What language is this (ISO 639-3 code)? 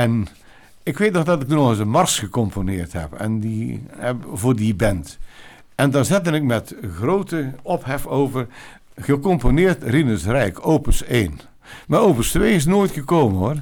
nld